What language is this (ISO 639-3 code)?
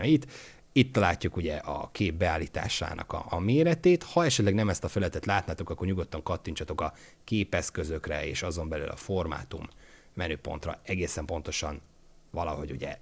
hun